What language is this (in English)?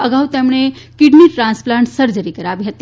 Gujarati